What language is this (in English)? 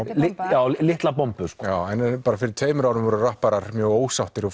Icelandic